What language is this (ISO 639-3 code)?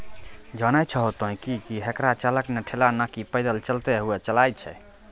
mai